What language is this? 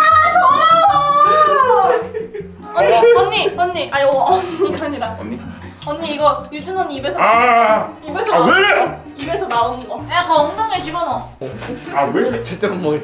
Korean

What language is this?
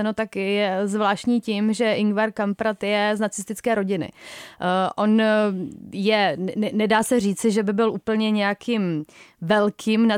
Czech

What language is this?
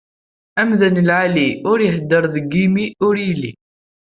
Kabyle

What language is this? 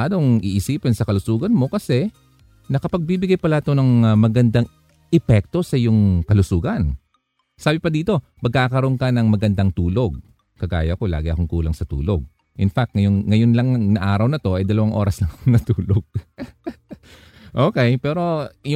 Filipino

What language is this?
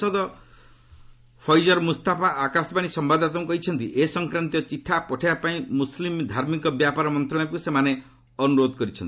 Odia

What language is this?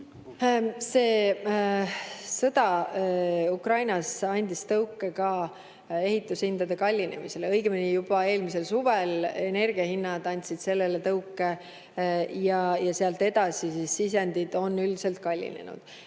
Estonian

